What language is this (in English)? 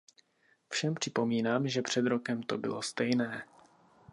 Czech